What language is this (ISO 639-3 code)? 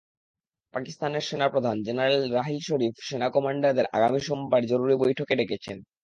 ben